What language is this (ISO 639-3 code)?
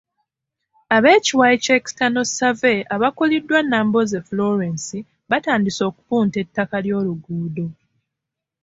lug